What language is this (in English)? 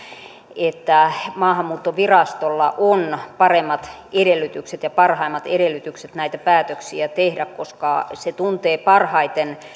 Finnish